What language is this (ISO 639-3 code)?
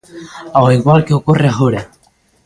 glg